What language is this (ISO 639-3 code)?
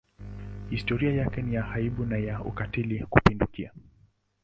swa